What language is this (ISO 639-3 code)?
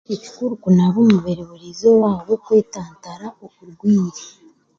cgg